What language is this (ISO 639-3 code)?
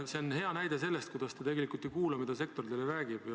est